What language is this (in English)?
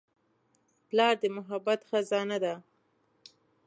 Pashto